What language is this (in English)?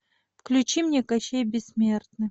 Russian